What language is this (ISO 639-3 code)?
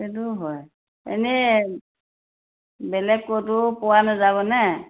asm